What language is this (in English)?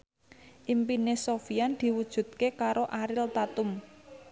Javanese